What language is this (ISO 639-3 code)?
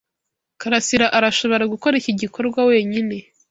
kin